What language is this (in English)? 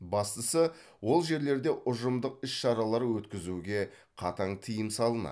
Kazakh